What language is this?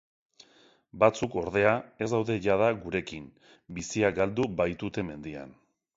Basque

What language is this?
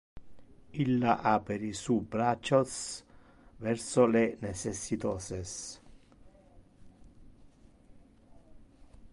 Interlingua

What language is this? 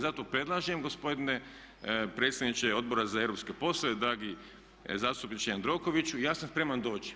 Croatian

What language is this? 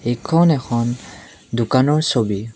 Assamese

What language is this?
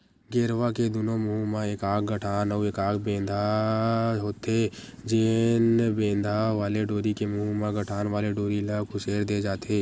Chhattisgarhi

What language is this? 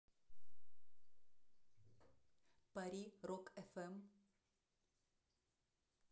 Russian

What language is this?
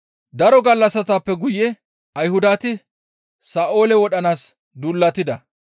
Gamo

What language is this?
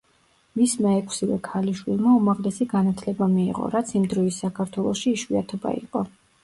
Georgian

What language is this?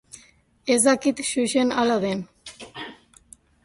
Basque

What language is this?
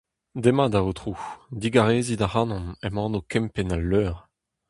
Breton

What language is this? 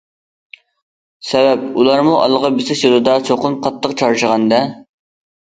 Uyghur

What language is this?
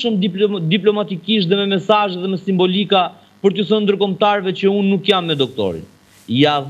Romanian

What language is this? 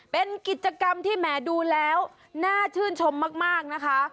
Thai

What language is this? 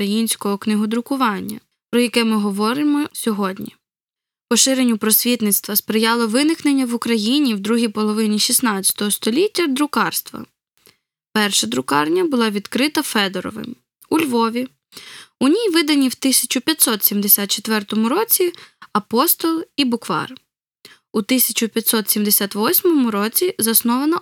Ukrainian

